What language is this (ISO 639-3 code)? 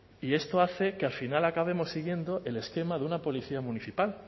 spa